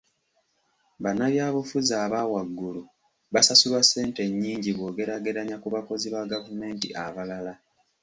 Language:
Ganda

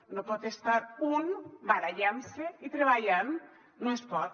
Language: Catalan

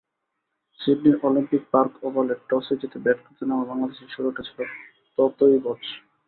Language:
Bangla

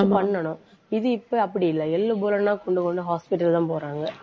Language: Tamil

